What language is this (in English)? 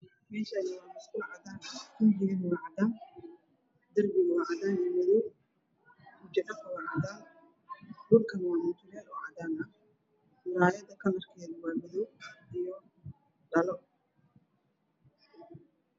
Somali